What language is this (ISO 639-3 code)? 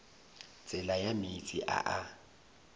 nso